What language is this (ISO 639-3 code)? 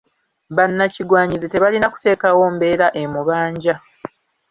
lug